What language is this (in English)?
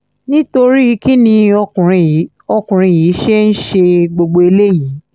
Yoruba